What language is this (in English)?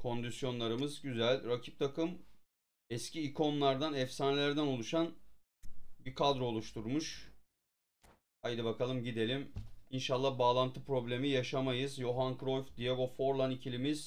Turkish